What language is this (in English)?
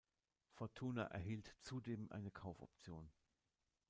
German